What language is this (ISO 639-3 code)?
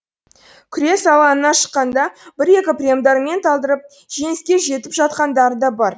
kaz